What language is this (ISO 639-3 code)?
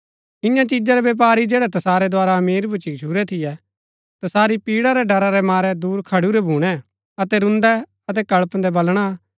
gbk